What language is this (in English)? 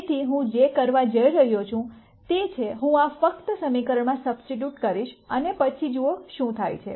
Gujarati